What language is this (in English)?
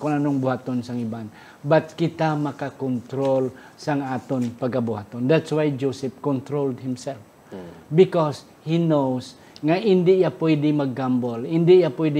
Filipino